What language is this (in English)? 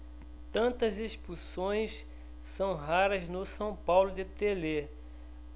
Portuguese